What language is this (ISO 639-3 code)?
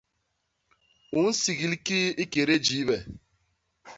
bas